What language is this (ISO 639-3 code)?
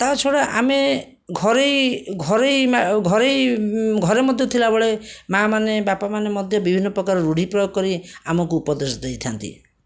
ori